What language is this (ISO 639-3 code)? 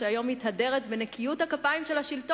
heb